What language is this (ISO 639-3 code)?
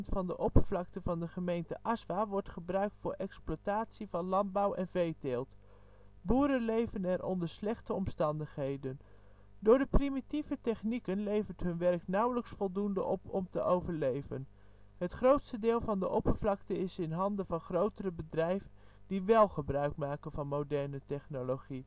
nld